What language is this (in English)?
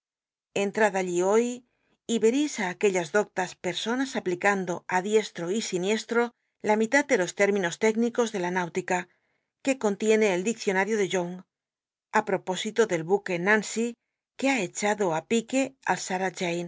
Spanish